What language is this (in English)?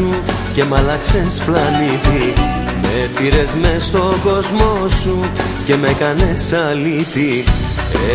Greek